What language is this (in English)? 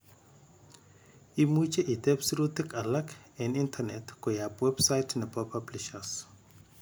Kalenjin